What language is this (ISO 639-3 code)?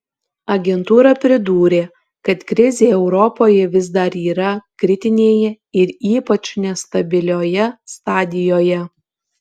lit